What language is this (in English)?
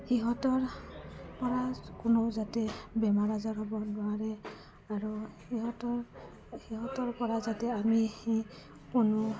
Assamese